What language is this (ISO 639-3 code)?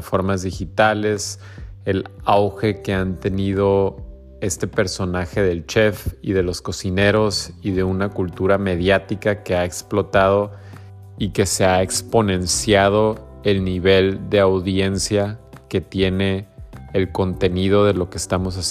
spa